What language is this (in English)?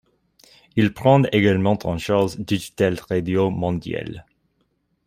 French